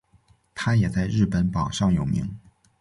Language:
Chinese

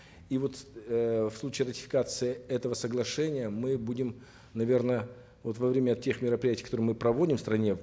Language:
Kazakh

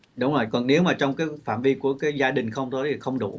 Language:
Vietnamese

